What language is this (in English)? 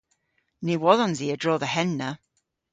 Cornish